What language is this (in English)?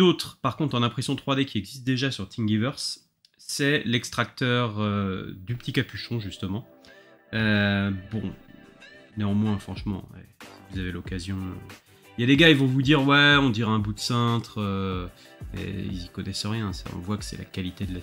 French